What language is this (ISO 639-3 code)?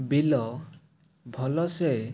ori